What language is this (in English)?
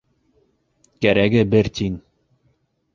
Bashkir